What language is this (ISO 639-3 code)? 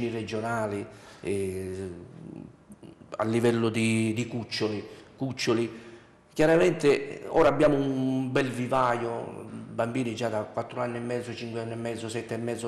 ita